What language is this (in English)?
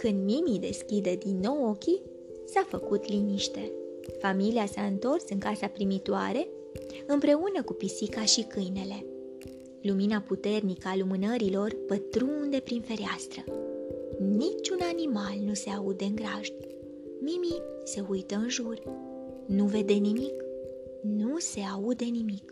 Romanian